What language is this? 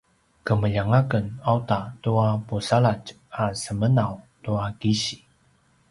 Paiwan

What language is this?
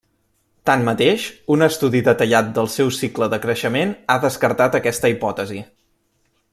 Catalan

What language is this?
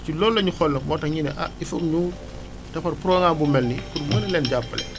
Wolof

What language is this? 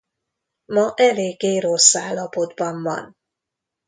Hungarian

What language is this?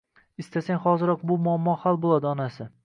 Uzbek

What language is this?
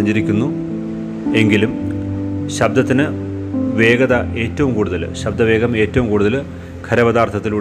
Malayalam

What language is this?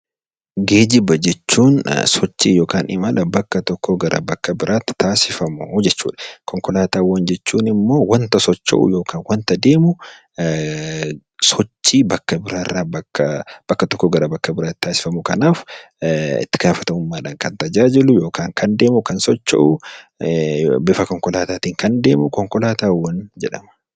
Oromo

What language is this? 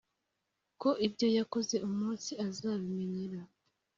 Kinyarwanda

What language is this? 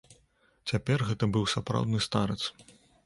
Belarusian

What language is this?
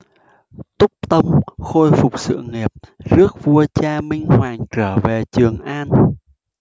Vietnamese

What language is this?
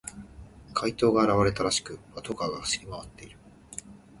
Japanese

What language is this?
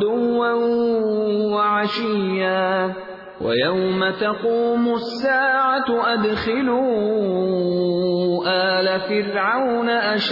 Urdu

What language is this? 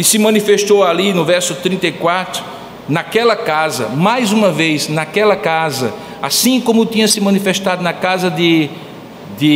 Portuguese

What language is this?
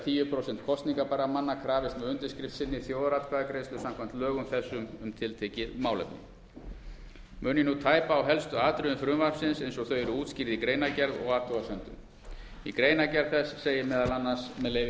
Icelandic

